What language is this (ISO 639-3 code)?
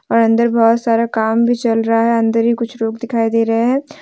hin